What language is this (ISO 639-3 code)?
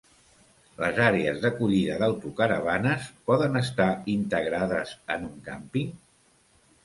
cat